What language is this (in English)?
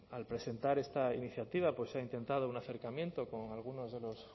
Spanish